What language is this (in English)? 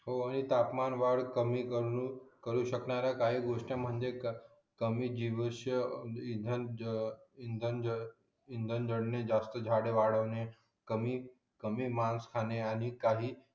Marathi